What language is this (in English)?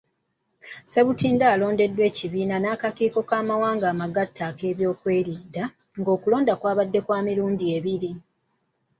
Ganda